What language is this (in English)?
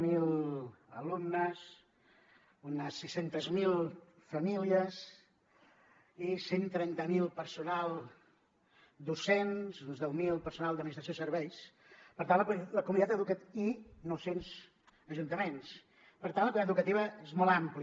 Catalan